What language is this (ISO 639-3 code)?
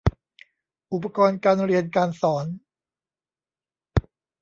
tha